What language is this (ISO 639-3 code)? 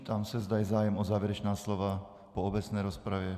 ces